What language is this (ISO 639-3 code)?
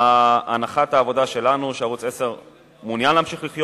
heb